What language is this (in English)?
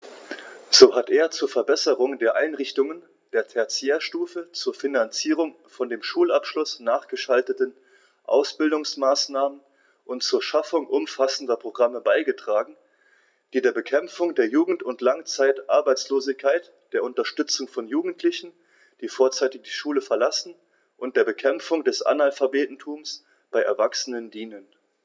German